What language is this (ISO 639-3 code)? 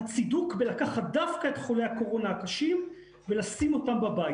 heb